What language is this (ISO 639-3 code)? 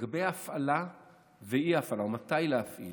heb